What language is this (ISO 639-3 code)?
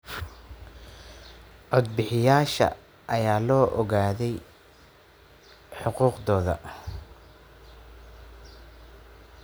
som